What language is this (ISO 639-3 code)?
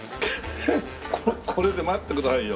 jpn